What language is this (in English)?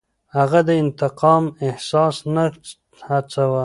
Pashto